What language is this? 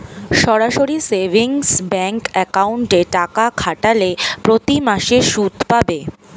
Bangla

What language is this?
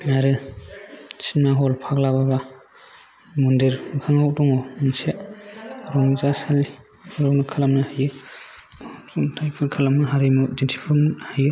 Bodo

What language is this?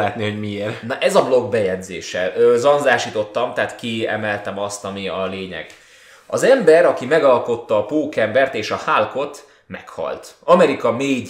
Hungarian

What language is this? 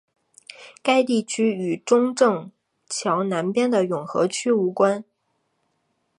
Chinese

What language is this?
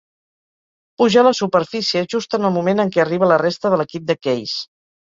Catalan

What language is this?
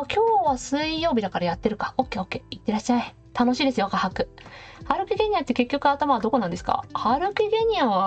Japanese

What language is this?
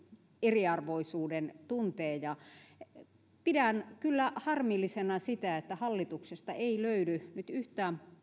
Finnish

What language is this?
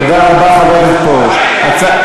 Hebrew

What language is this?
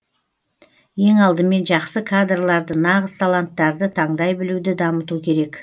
Kazakh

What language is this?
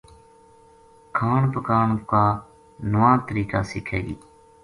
Gujari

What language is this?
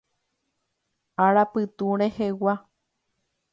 Guarani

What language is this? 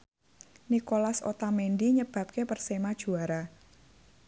Javanese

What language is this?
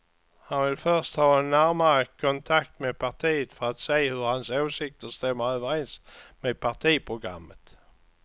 Swedish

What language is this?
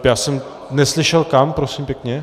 Czech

